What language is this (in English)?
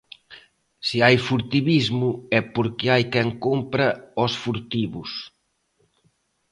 Galician